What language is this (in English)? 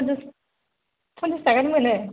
Bodo